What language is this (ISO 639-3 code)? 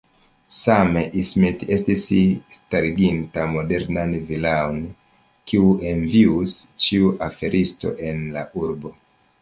epo